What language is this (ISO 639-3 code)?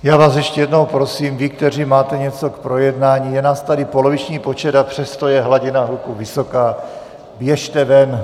ces